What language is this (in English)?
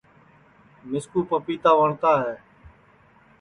Sansi